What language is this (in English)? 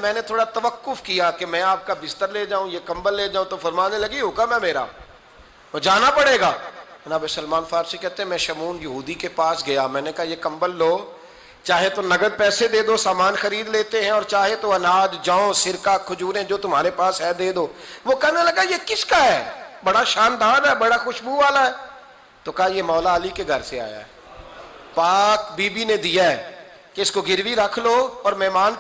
Urdu